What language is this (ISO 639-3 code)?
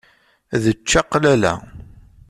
kab